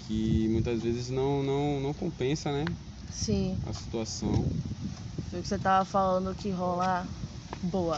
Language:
Portuguese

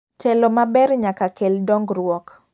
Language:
Luo (Kenya and Tanzania)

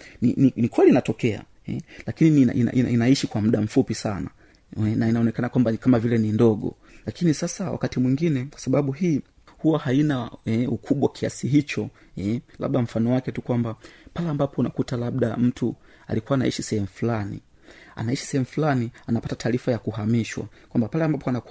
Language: Swahili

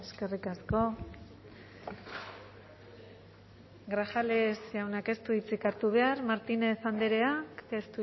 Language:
Basque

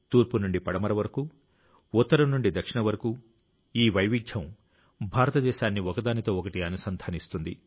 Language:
Telugu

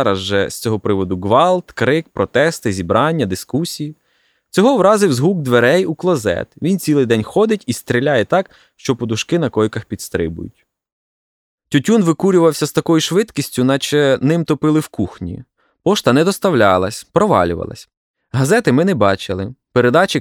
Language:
Ukrainian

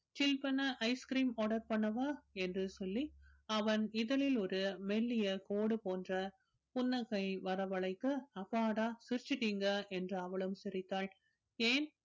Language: Tamil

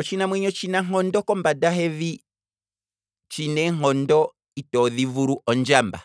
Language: Kwambi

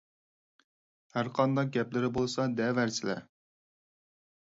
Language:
Uyghur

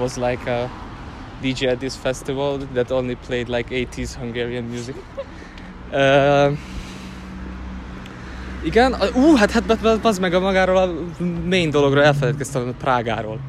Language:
Hungarian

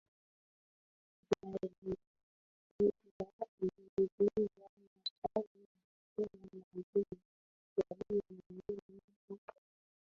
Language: Swahili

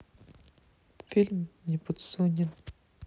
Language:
Russian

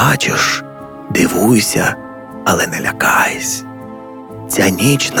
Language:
Ukrainian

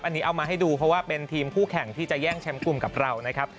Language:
Thai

